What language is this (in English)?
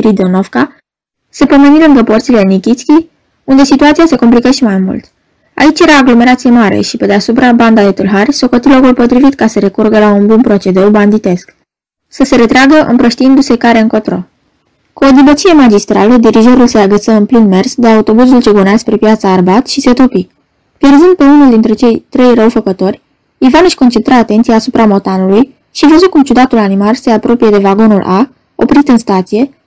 Romanian